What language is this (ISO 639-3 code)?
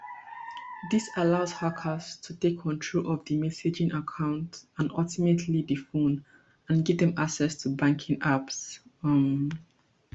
pcm